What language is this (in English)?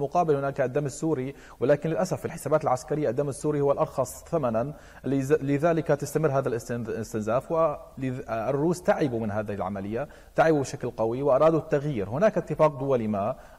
Arabic